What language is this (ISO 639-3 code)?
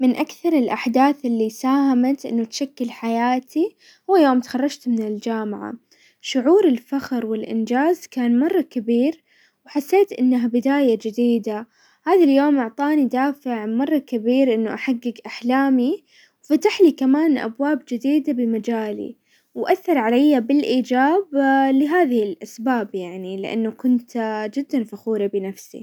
acw